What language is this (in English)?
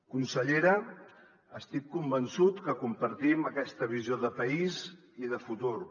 Catalan